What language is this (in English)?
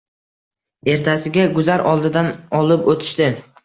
Uzbek